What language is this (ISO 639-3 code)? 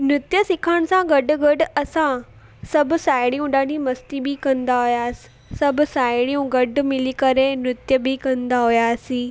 snd